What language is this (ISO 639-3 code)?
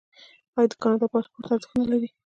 pus